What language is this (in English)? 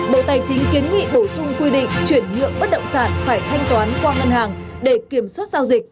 Vietnamese